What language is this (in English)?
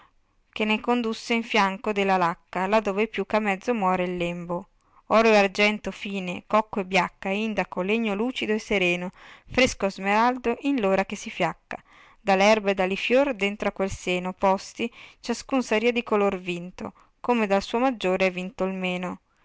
Italian